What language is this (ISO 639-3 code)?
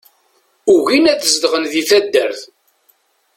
kab